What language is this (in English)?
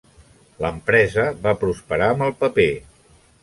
Catalan